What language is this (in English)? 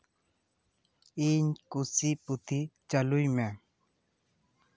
Santali